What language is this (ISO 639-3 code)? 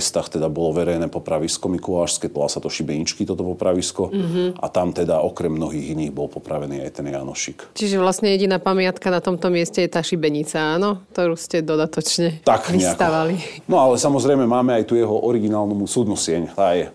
slk